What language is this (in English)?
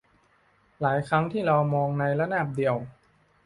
Thai